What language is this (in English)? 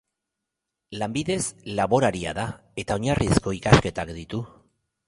Basque